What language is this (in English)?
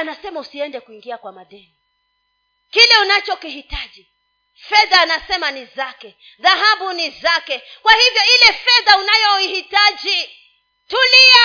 Swahili